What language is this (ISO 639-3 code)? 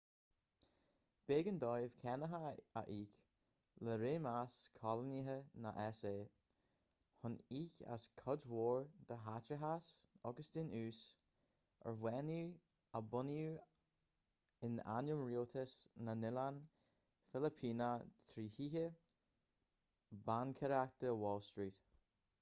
gle